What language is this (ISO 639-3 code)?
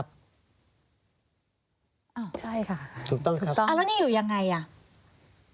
tha